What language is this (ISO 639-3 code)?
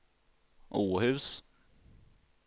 swe